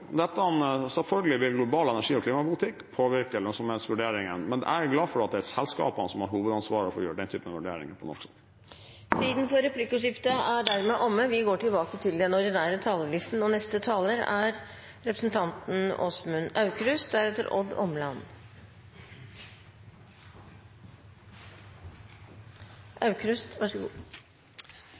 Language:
Norwegian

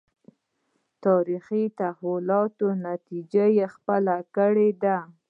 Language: Pashto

